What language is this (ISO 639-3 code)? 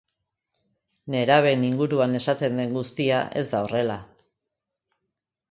eus